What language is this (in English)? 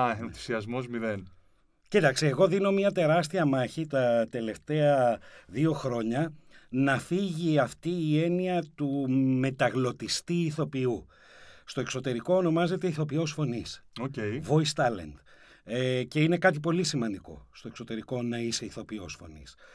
Greek